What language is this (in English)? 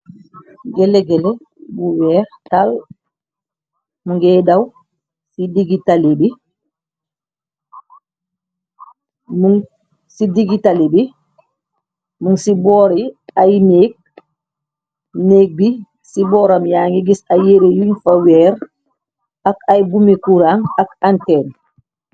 Wolof